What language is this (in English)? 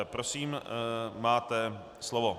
Czech